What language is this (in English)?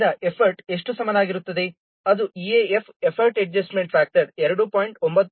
Kannada